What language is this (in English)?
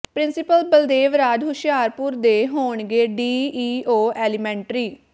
Punjabi